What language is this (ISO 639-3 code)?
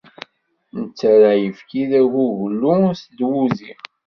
kab